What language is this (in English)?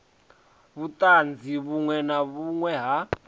Venda